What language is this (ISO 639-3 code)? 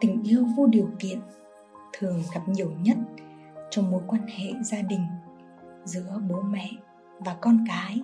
vie